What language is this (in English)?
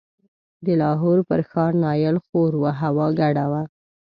Pashto